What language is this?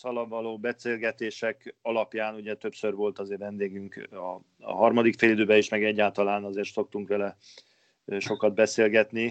Hungarian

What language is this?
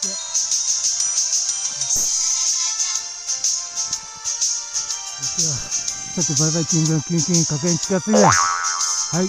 Japanese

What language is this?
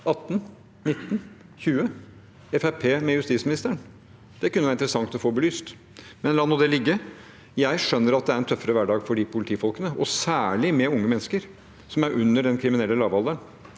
Norwegian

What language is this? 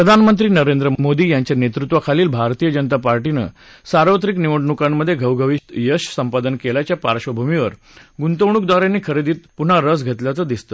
Marathi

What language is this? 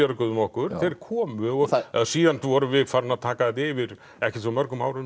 Icelandic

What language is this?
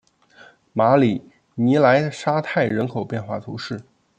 Chinese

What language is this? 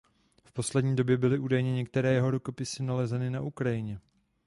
Czech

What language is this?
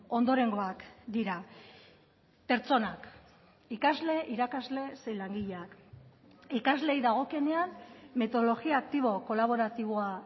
Basque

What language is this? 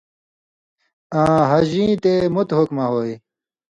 Indus Kohistani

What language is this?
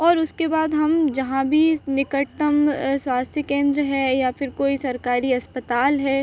Hindi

